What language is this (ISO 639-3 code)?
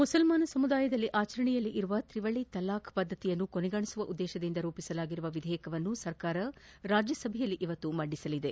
kan